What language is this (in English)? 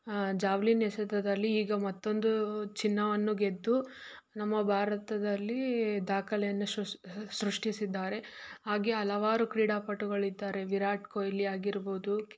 Kannada